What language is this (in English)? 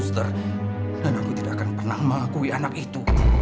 Indonesian